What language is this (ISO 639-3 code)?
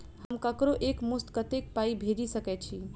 mai